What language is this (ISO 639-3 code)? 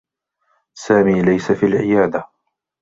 ara